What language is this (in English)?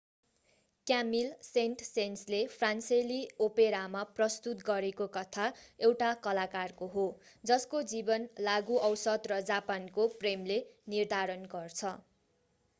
Nepali